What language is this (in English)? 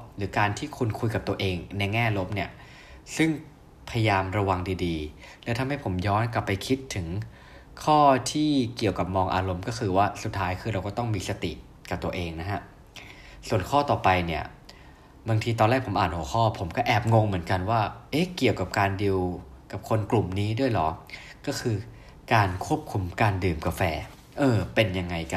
Thai